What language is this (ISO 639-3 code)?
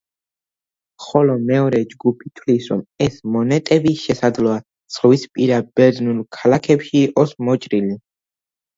kat